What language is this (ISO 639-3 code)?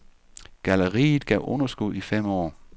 dan